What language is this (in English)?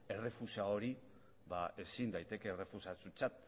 Basque